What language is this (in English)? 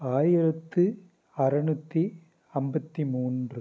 Tamil